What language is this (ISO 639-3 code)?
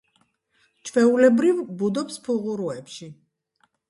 kat